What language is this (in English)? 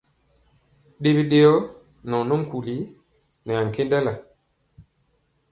Mpiemo